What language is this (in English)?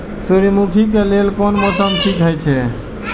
Maithili